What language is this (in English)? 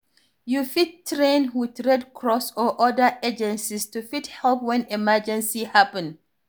Nigerian Pidgin